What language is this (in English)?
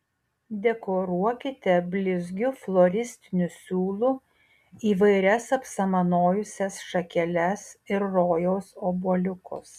Lithuanian